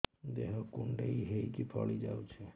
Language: Odia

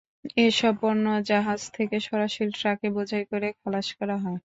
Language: Bangla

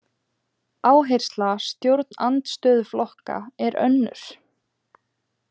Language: Icelandic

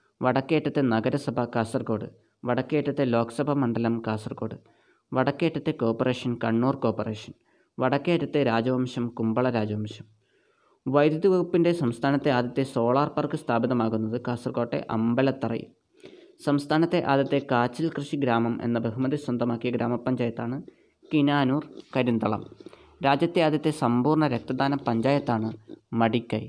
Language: Malayalam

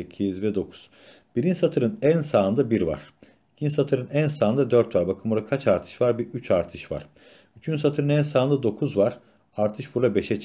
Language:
Turkish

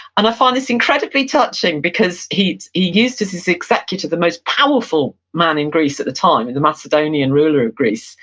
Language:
English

